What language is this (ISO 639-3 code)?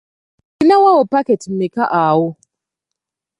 lug